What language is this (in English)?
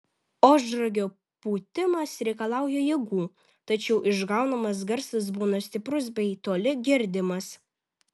Lithuanian